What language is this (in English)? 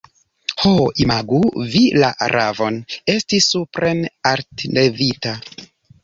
Esperanto